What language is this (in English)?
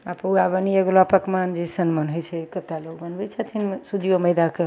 Maithili